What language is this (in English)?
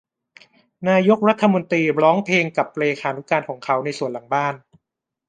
Thai